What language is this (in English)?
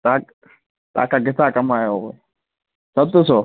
Sindhi